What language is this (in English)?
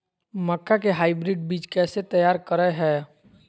Magahi